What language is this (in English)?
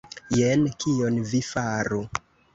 Esperanto